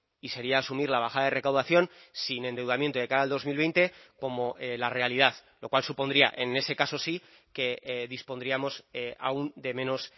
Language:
Spanish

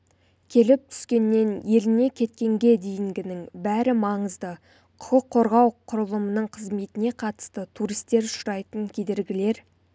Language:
Kazakh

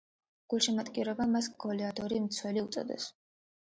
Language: Georgian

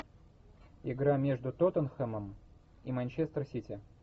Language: Russian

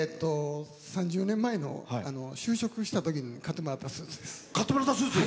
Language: Japanese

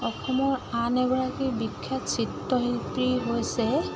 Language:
Assamese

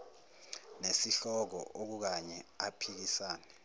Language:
Zulu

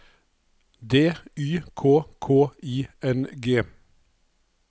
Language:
Norwegian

